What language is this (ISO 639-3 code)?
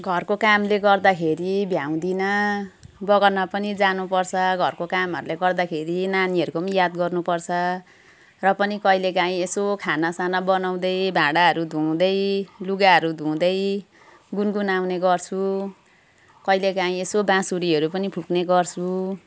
nep